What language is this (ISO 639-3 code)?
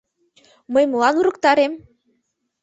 chm